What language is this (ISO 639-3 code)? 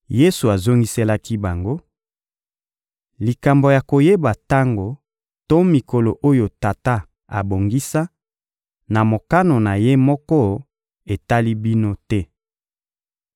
lin